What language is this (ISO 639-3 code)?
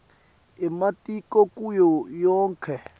ssw